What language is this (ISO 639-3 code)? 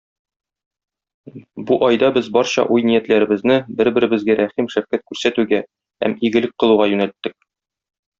tat